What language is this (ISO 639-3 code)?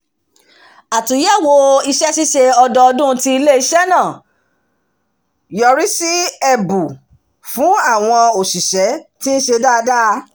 yor